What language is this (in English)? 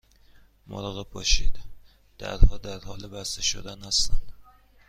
Persian